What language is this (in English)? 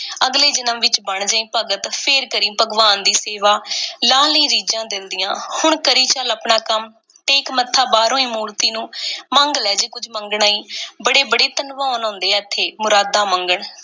Punjabi